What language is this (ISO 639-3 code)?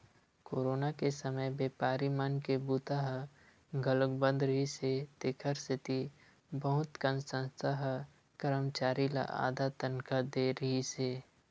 hne